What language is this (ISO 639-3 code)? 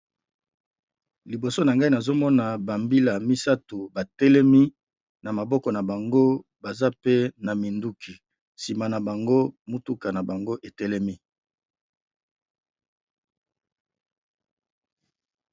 lin